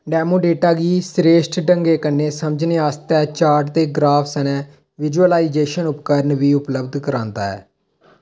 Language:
Dogri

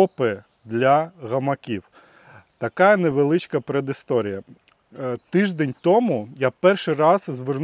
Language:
Ukrainian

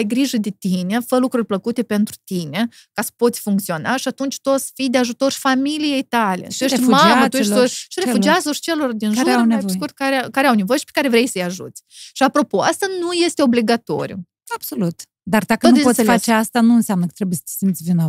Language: Romanian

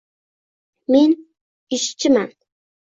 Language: Uzbek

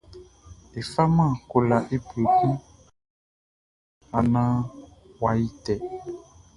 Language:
Baoulé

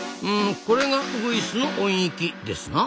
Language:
Japanese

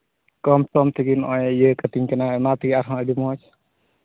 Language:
Santali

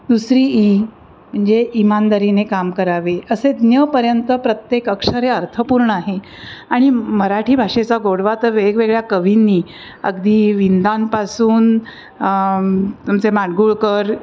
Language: Marathi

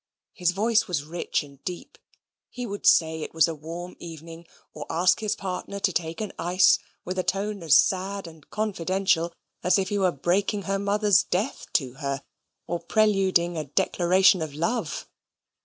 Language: English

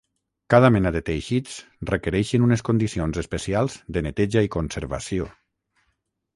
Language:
Catalan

